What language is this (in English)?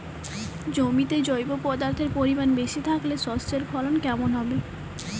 Bangla